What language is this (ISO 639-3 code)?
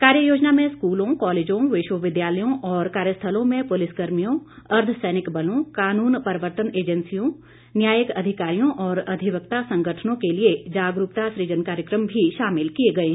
hin